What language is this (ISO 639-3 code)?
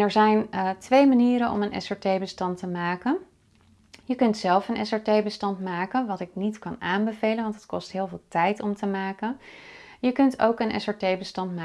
nld